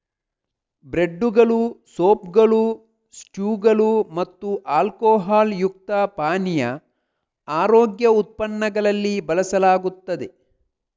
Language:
Kannada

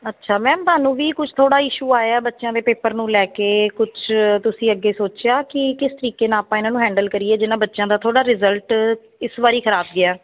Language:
Punjabi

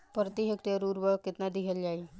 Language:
Bhojpuri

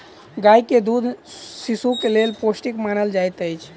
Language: Maithili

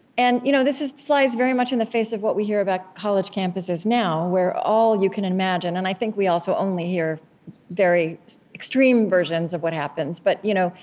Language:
English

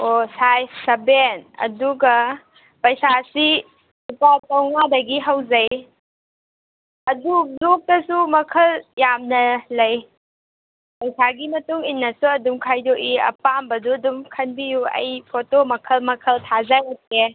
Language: Manipuri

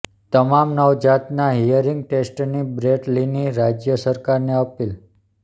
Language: Gujarati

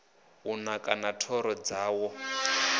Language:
Venda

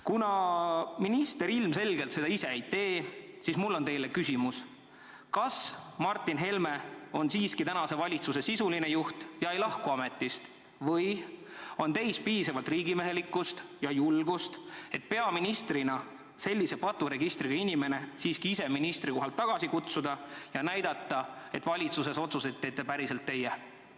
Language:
Estonian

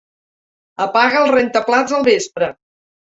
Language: Catalan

